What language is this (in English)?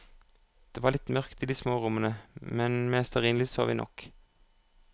Norwegian